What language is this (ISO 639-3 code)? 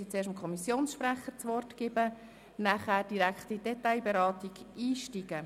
gsw